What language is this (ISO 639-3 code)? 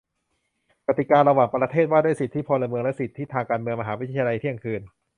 tha